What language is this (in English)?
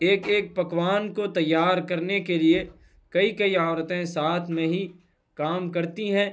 Urdu